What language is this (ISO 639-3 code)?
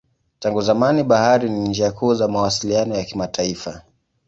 swa